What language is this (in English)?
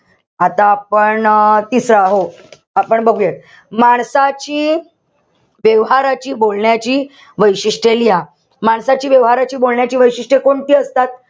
Marathi